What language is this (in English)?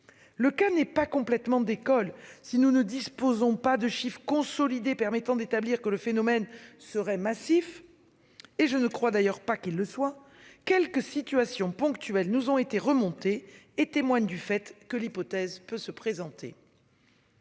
French